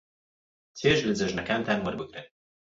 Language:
Central Kurdish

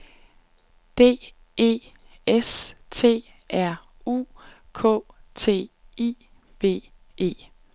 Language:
Danish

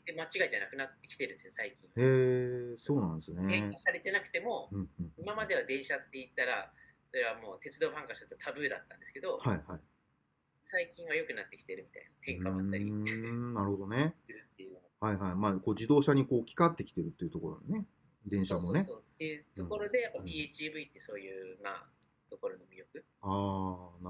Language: Japanese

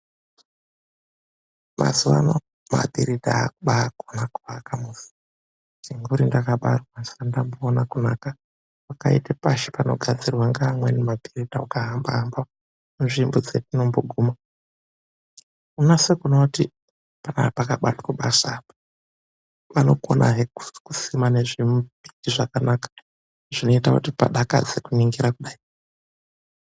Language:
Ndau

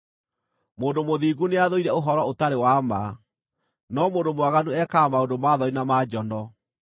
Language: Kikuyu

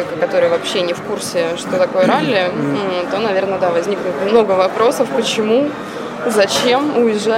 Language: Russian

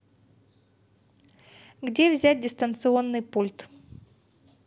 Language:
Russian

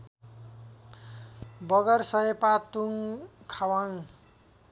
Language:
Nepali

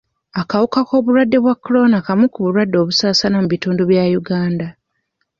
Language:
Ganda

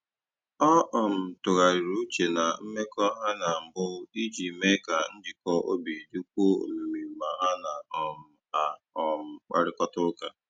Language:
Igbo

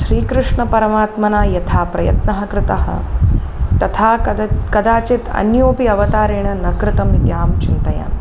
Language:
Sanskrit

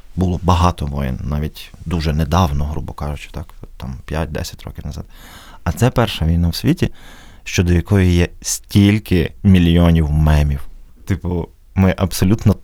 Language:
Ukrainian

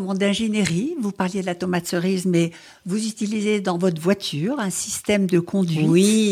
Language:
French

